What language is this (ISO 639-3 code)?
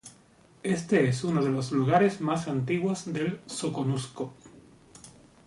spa